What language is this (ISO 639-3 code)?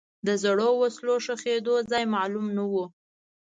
pus